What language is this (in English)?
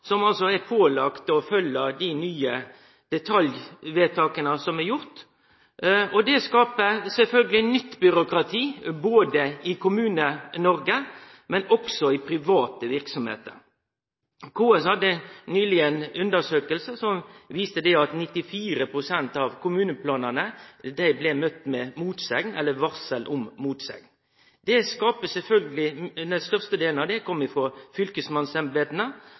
Norwegian Nynorsk